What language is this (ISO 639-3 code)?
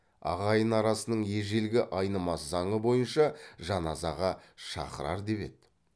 kaz